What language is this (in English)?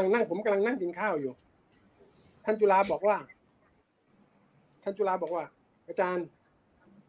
Thai